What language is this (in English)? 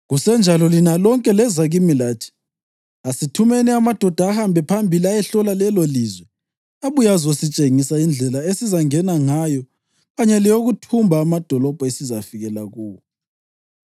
North Ndebele